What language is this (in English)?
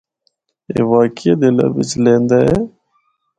Northern Hindko